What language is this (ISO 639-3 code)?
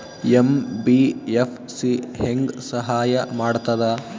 kan